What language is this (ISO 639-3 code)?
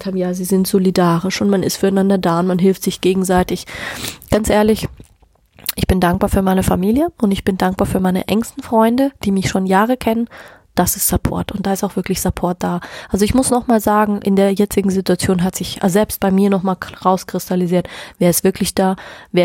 deu